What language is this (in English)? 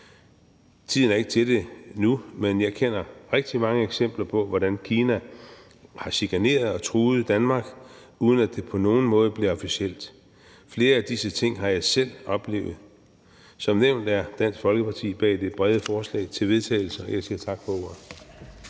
Danish